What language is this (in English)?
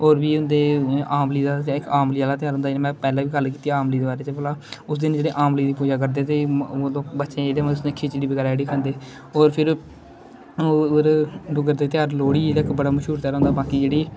Dogri